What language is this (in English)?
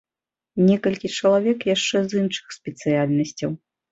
Belarusian